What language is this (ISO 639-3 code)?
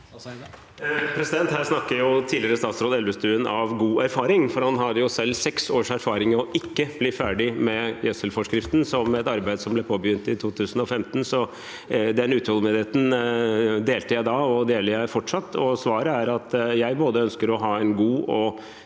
nor